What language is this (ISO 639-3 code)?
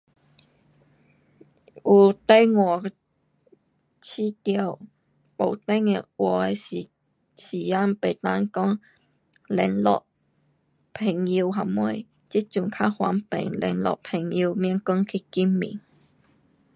cpx